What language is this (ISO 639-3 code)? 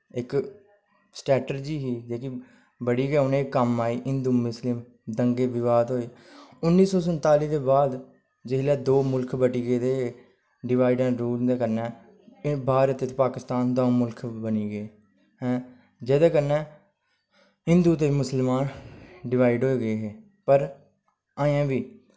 doi